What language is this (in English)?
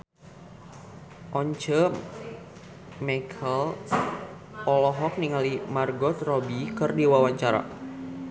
Sundanese